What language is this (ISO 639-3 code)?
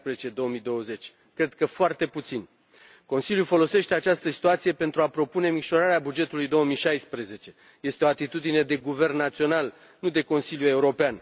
ron